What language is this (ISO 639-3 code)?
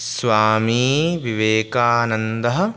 san